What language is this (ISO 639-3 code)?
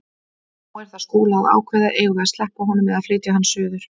isl